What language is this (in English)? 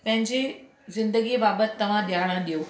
Sindhi